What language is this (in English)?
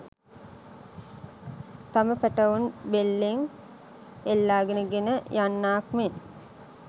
Sinhala